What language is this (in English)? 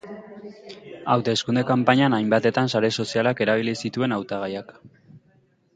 Basque